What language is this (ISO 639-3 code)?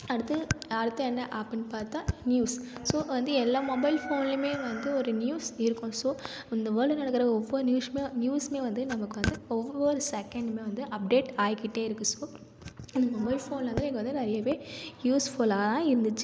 tam